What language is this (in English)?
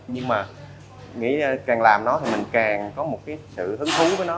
Vietnamese